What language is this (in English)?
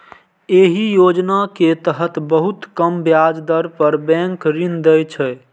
Maithili